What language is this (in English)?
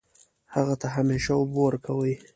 Pashto